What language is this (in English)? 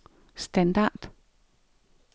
Danish